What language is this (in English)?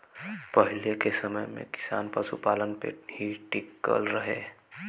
Bhojpuri